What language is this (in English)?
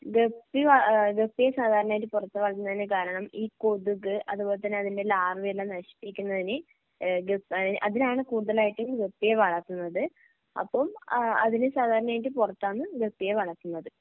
Malayalam